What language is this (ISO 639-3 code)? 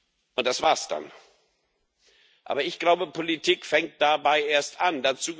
deu